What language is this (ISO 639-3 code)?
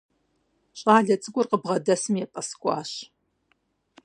kbd